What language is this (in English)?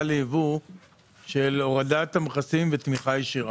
Hebrew